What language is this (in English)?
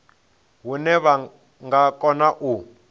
Venda